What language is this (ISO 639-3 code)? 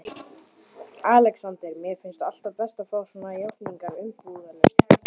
isl